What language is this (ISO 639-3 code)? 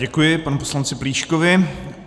ces